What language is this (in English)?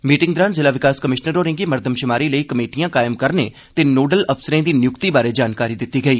Dogri